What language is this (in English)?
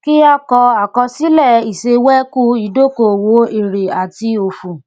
Yoruba